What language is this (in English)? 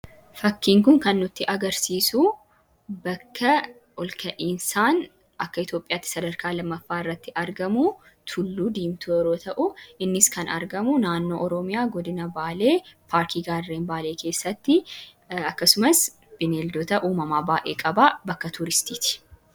Oromo